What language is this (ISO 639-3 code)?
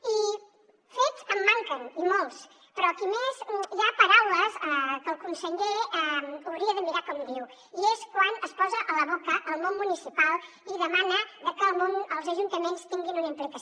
cat